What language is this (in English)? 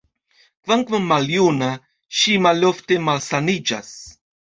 Esperanto